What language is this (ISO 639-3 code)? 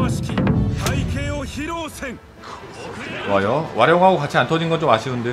kor